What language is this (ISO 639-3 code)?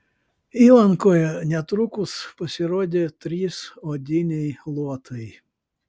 lit